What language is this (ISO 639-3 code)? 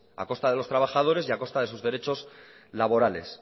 spa